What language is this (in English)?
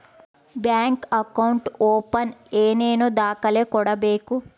Kannada